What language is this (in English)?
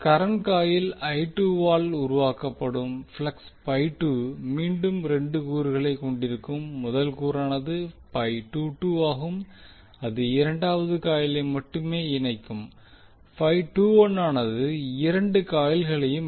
Tamil